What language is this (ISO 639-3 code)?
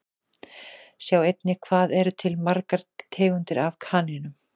isl